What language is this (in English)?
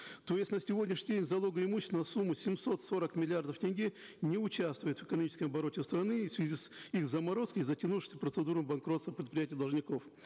Kazakh